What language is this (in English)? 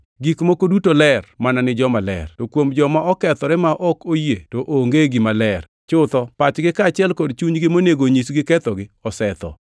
Luo (Kenya and Tanzania)